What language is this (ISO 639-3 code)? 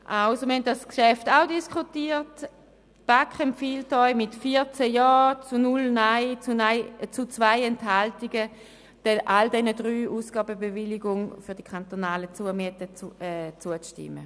gsw